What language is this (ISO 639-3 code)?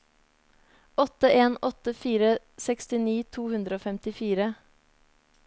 nor